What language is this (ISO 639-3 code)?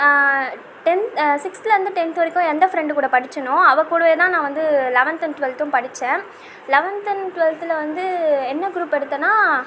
tam